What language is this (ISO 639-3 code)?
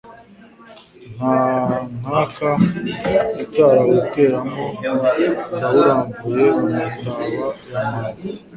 kin